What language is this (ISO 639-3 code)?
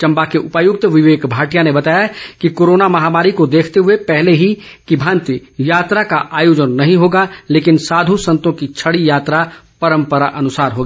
hin